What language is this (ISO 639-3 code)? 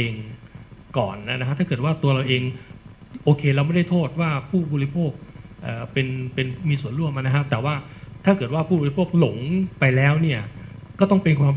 tha